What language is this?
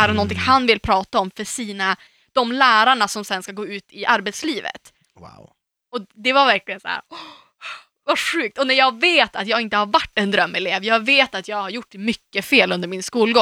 Swedish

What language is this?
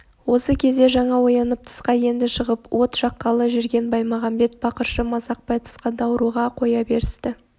Kazakh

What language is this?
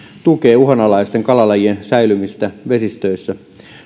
Finnish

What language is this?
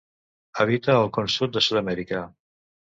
Catalan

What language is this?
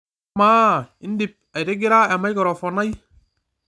Masai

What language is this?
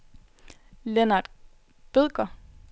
Danish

